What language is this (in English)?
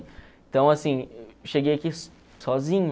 Portuguese